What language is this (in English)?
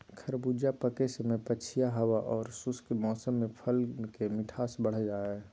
Magahi